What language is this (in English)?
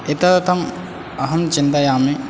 Sanskrit